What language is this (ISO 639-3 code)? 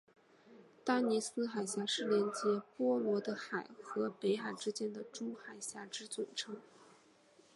zho